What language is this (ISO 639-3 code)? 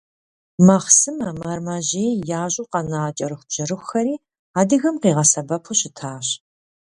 kbd